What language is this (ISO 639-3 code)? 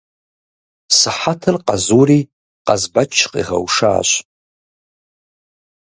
kbd